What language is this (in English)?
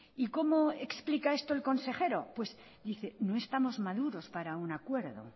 Spanish